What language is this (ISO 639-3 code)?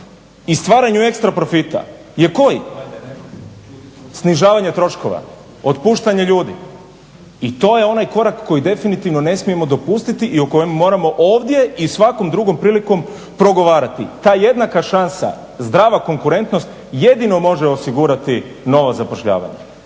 hrv